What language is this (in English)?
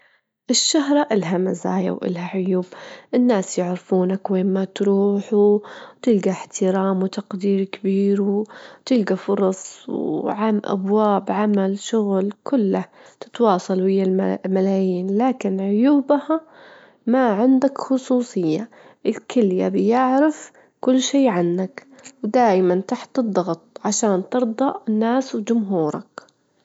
Gulf Arabic